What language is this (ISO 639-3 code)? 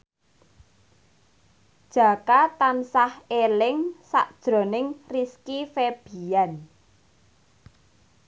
jav